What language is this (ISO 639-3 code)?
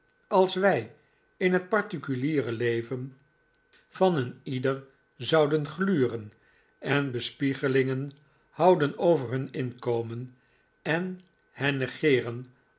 nld